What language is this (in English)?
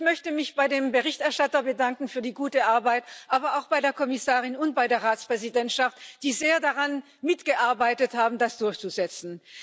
German